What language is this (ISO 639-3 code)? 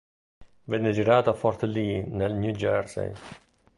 ita